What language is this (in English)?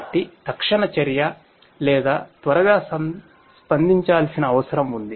Telugu